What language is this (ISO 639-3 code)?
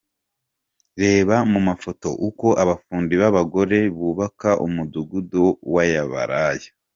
kin